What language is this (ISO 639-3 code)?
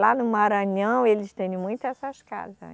por